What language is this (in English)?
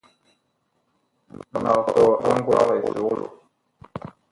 Bakoko